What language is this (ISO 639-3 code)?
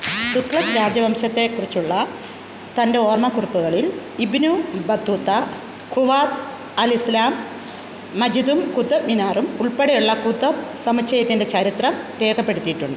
mal